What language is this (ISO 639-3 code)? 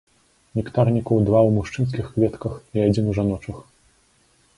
bel